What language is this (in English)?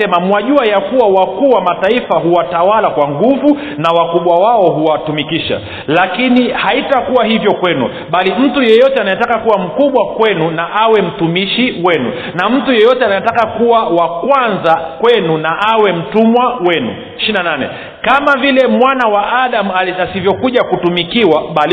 Swahili